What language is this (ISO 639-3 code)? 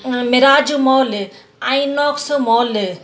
snd